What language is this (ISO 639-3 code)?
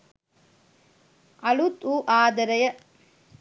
sin